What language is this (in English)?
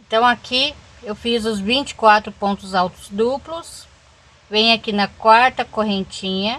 Portuguese